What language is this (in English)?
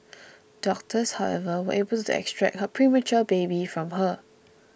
English